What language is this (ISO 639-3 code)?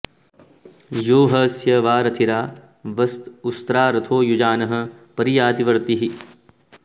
san